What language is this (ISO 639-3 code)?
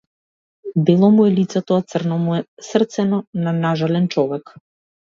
mkd